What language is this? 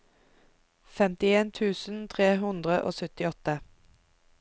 Norwegian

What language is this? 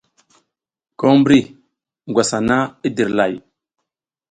South Giziga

